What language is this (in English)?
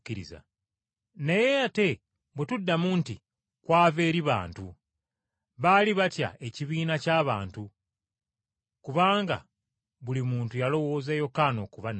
Ganda